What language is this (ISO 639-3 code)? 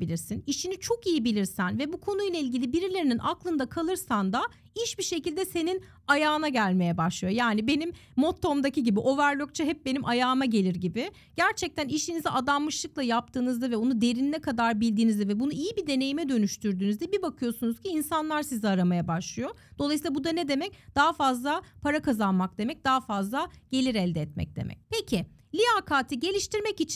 tur